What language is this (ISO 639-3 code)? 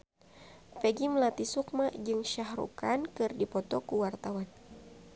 sun